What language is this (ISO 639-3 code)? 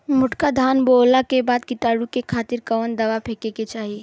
bho